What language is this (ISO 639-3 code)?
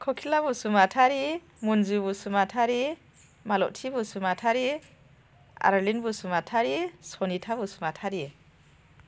brx